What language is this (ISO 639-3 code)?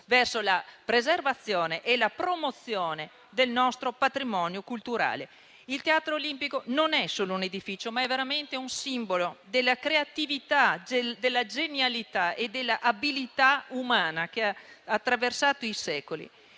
ita